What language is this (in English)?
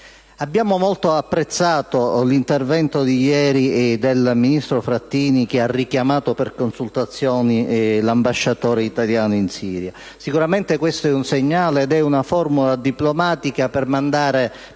Italian